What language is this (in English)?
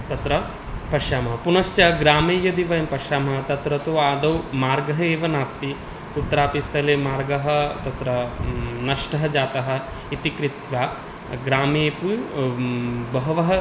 Sanskrit